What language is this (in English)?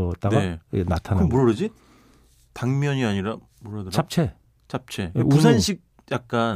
Korean